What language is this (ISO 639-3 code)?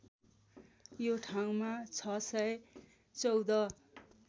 nep